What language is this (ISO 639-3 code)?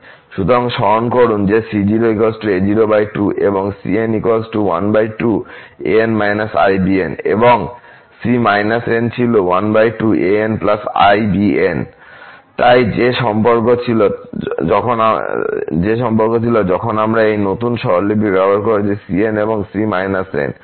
ben